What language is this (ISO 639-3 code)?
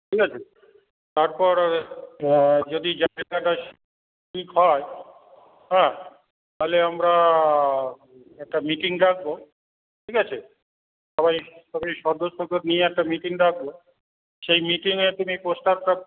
ben